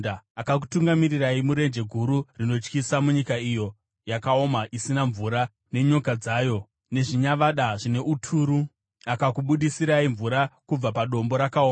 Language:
Shona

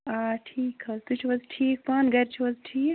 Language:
Kashmiri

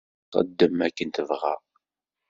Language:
Kabyle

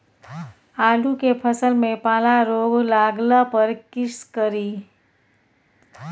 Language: Maithili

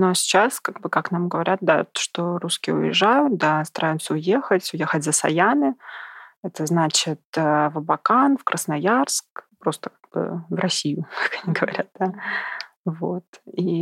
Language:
Russian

